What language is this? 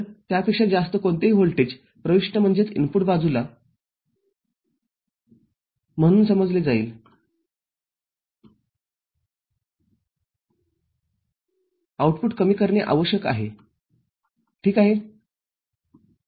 Marathi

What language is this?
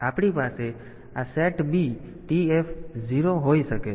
Gujarati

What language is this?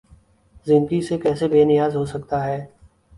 Urdu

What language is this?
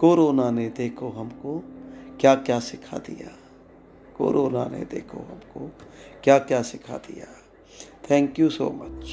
Hindi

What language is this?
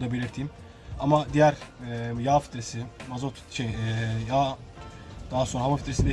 Turkish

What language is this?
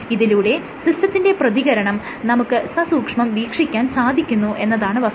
Malayalam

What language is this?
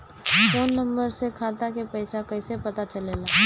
Bhojpuri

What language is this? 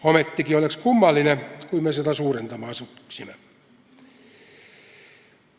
Estonian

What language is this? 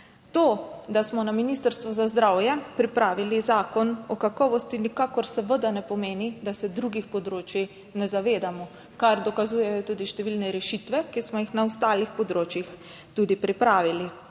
Slovenian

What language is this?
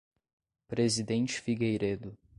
Portuguese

